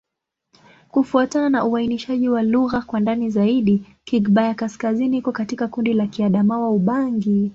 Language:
Swahili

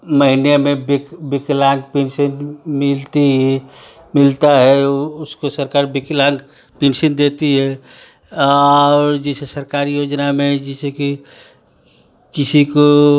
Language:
Hindi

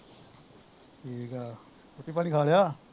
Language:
Punjabi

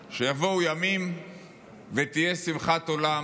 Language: Hebrew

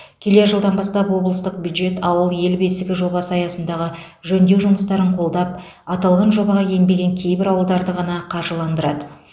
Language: Kazakh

